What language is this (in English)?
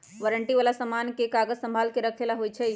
Magahi